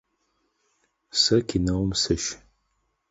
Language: Adyghe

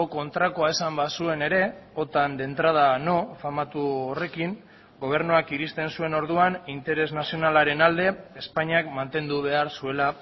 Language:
Basque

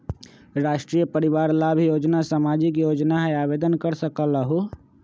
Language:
Magahi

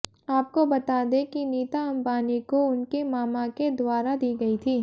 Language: Hindi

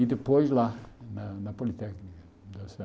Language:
Portuguese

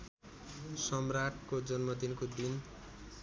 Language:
Nepali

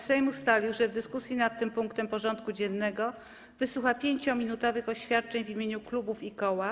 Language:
Polish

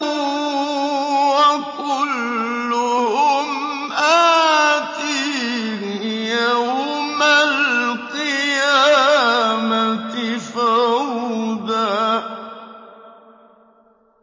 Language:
Arabic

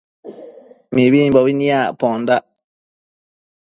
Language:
Matsés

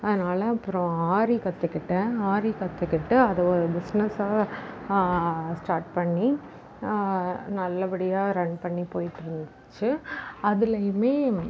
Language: Tamil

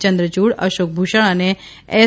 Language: Gujarati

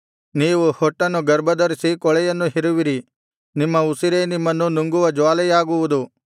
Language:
Kannada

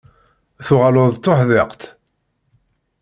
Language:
Kabyle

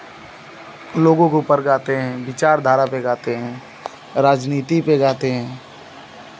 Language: Hindi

